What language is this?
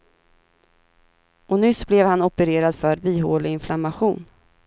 Swedish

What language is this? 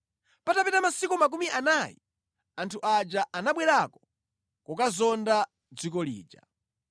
Nyanja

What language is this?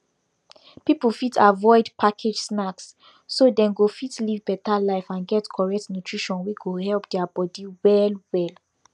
Nigerian Pidgin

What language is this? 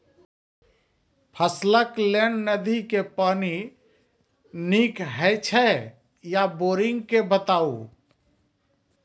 Maithili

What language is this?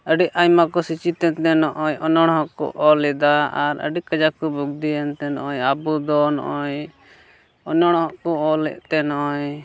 Santali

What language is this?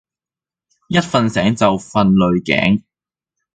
Cantonese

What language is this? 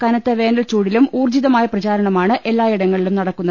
Malayalam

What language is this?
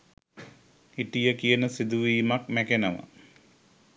Sinhala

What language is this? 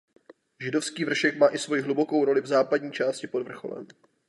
Czech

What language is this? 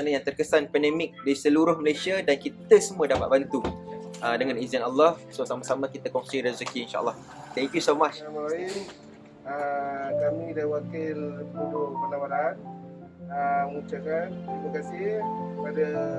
Malay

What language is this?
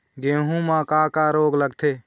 Chhattisgarhi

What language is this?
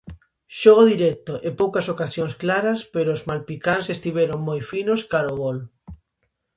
Galician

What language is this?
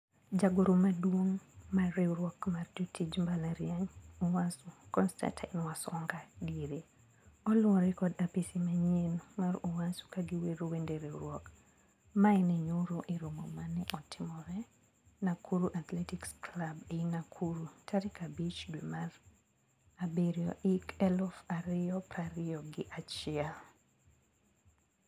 Luo (Kenya and Tanzania)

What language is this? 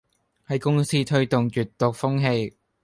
Cantonese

